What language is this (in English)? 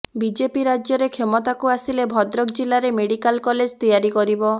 Odia